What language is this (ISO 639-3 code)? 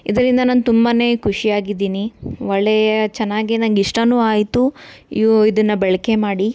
kan